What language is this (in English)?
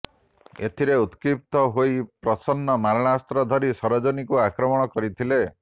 Odia